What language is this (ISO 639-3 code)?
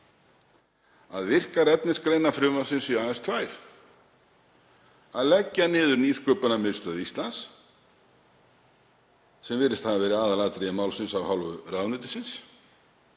isl